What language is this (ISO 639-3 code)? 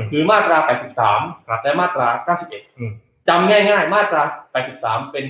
tha